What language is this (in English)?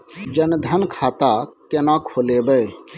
Maithili